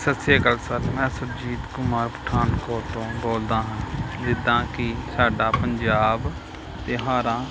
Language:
Punjabi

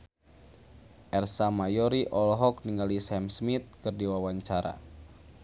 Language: Sundanese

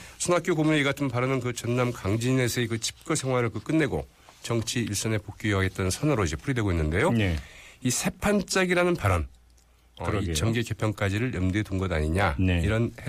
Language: Korean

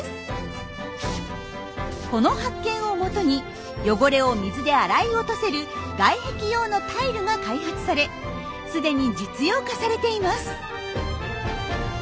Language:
Japanese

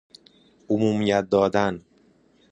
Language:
Persian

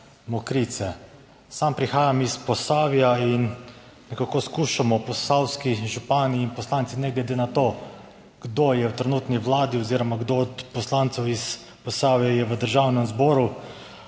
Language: Slovenian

